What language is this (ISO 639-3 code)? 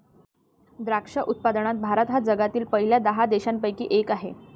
mar